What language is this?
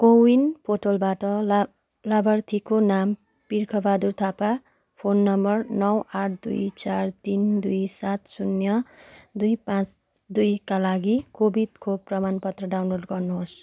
Nepali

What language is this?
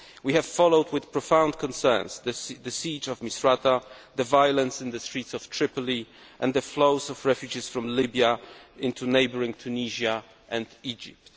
English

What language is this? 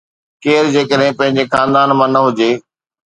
Sindhi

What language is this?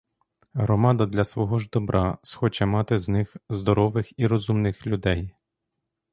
Ukrainian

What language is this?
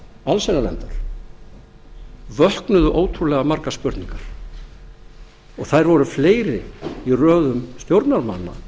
Icelandic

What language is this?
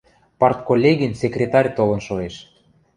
Western Mari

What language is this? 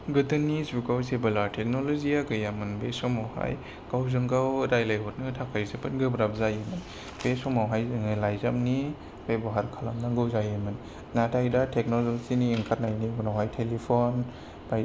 Bodo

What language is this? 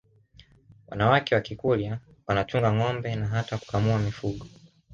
Swahili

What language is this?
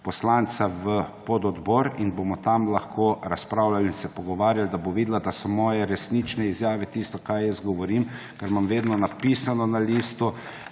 Slovenian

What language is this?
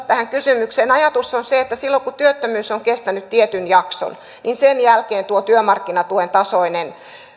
Finnish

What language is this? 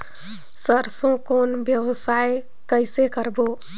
Chhattisgarhi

